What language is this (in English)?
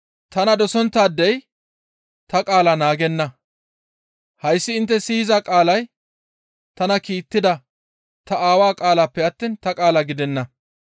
Gamo